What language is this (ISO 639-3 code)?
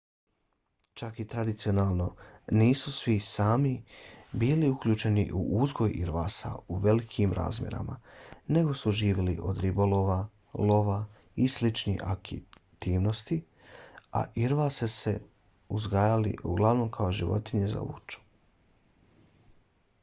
bos